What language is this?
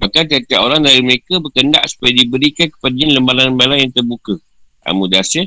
Malay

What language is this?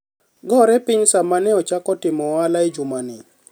Luo (Kenya and Tanzania)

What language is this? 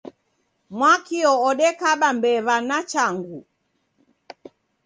Taita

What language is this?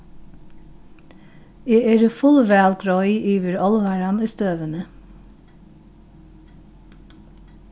Faroese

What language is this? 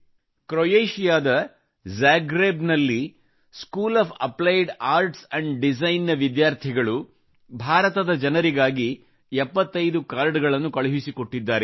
Kannada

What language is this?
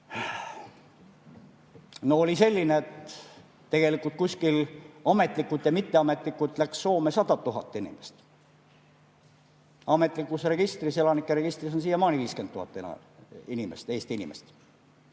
Estonian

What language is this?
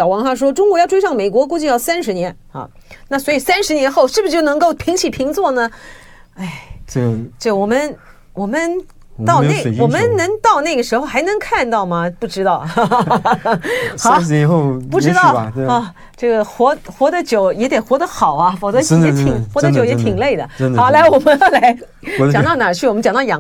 Chinese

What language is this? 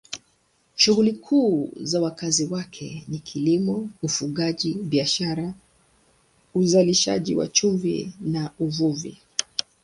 Swahili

